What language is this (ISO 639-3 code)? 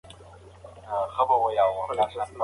pus